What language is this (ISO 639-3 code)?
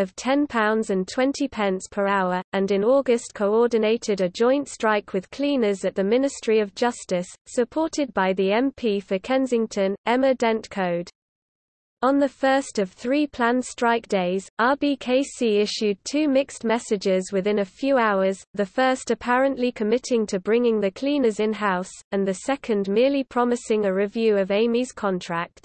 eng